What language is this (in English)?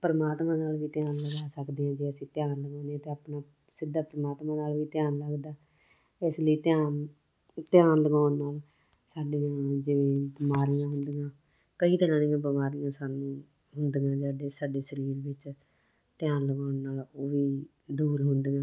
Punjabi